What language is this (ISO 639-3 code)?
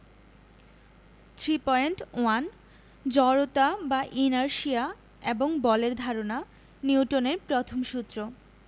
ben